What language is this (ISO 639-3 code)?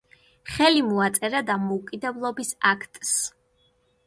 kat